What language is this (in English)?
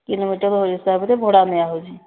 Odia